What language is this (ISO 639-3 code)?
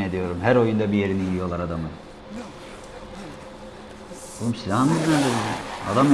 tur